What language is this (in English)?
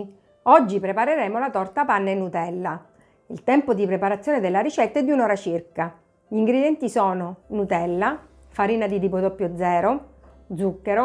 Italian